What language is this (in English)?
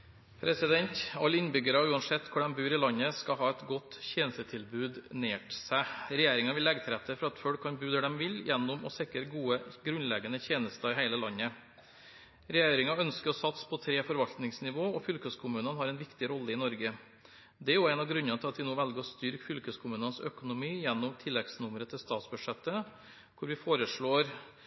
Norwegian Bokmål